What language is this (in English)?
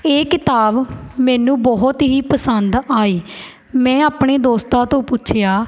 Punjabi